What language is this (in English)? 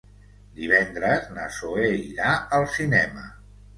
Catalan